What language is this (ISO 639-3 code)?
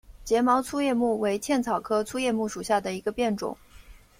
zho